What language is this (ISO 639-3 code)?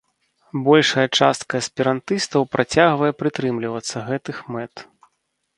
bel